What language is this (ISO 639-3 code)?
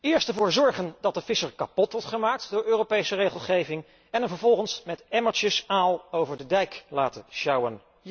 nld